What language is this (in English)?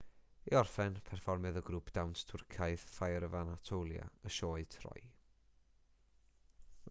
Welsh